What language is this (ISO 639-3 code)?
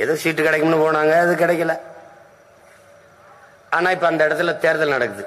tam